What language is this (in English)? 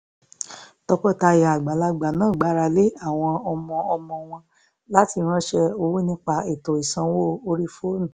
Yoruba